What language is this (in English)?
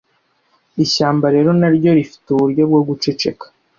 Kinyarwanda